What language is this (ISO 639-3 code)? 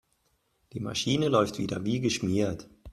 deu